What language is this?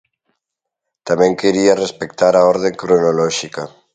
Galician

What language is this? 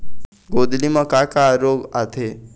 Chhattisgarhi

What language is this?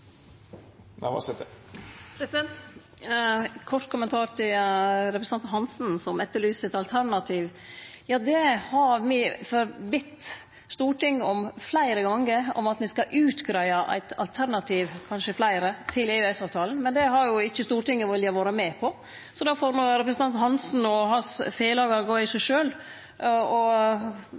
Norwegian Nynorsk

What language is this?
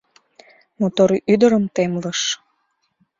Mari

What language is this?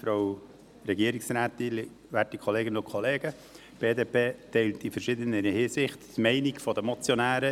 Swiss German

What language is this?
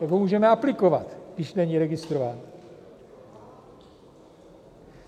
Czech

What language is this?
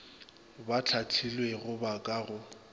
Northern Sotho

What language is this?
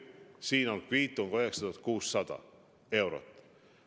Estonian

